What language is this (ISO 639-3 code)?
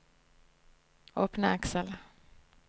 nor